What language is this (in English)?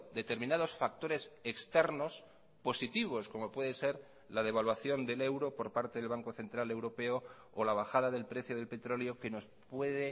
Spanish